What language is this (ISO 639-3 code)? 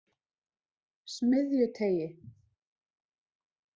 isl